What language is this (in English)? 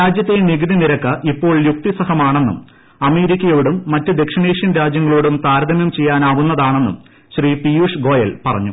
Malayalam